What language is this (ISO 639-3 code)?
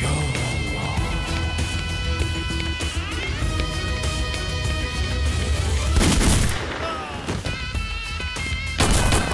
tur